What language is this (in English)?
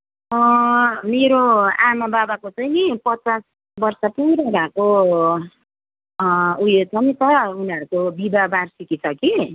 Nepali